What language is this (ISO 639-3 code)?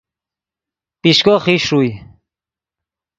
ydg